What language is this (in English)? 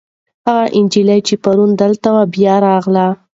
Pashto